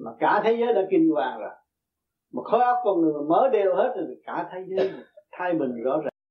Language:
Vietnamese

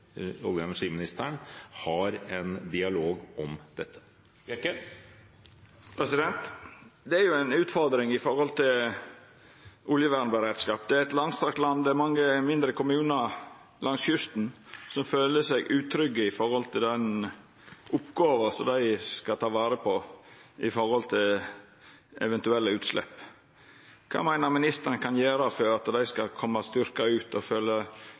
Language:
Norwegian Nynorsk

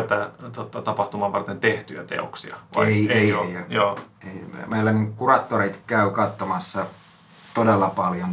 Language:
Finnish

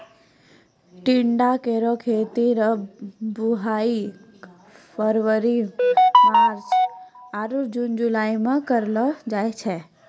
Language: Maithili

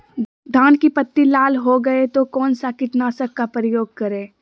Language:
Magahi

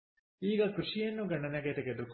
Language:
Kannada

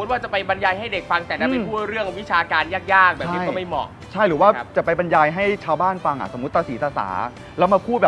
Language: Thai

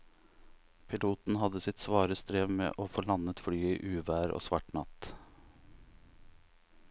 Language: Norwegian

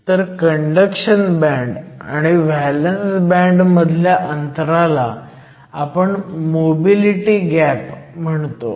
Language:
Marathi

